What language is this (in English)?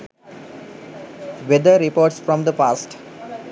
Sinhala